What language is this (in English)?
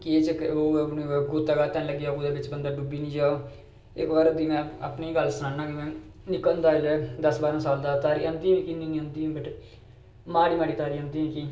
Dogri